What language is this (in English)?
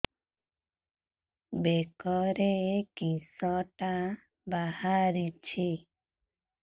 Odia